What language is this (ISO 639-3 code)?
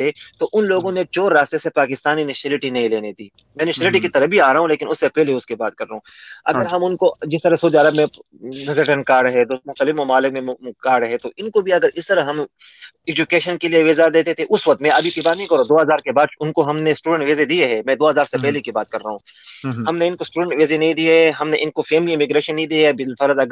urd